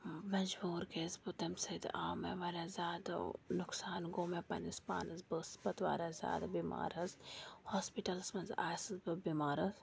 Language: Kashmiri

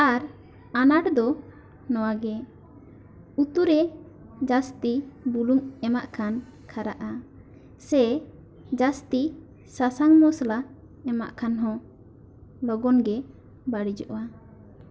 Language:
Santali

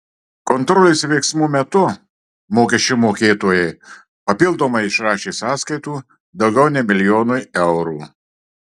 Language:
Lithuanian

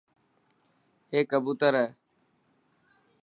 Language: Dhatki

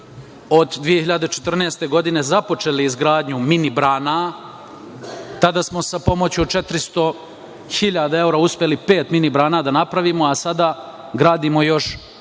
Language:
Serbian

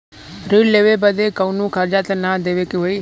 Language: Bhojpuri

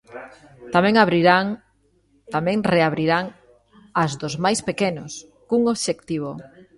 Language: Galician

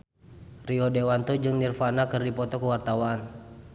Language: Sundanese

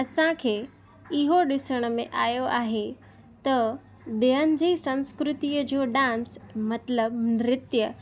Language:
Sindhi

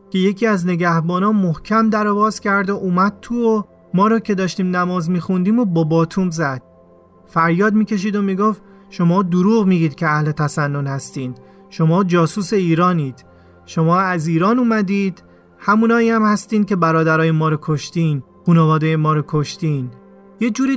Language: Persian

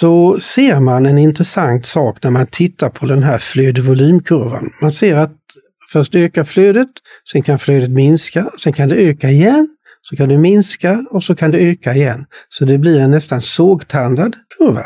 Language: Swedish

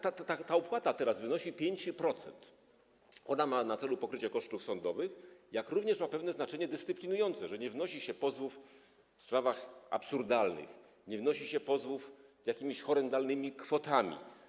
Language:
Polish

